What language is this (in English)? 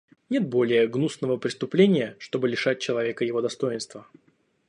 Russian